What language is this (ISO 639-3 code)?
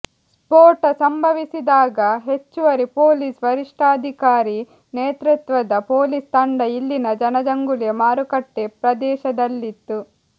kan